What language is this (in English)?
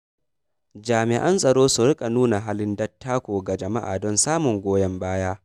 Hausa